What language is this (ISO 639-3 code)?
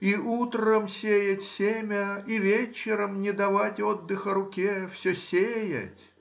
rus